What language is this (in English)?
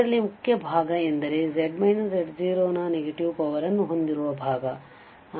Kannada